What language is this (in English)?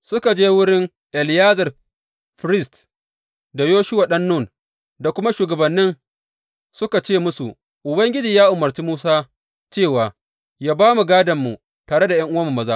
Hausa